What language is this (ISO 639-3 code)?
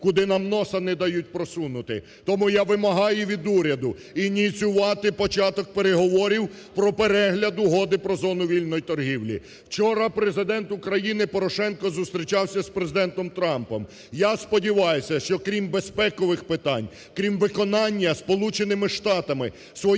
ukr